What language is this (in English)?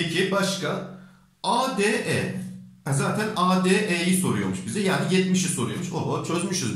Turkish